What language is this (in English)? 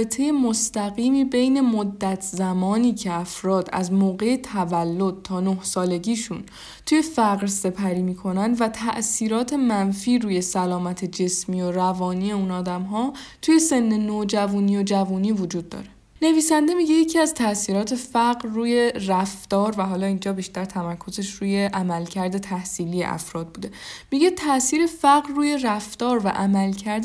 Persian